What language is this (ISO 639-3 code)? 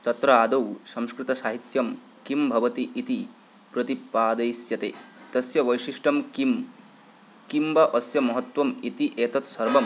san